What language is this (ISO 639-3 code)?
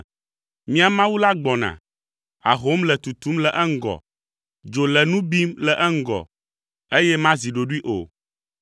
ewe